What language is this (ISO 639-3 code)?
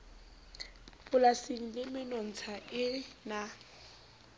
sot